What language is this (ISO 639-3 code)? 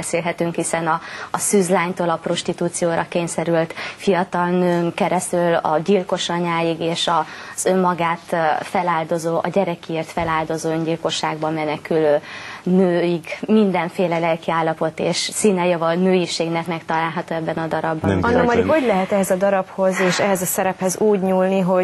hun